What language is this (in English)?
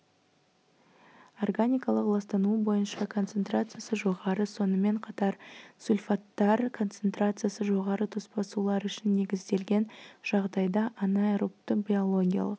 Kazakh